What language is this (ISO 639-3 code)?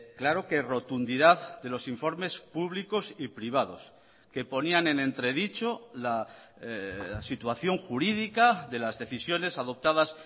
spa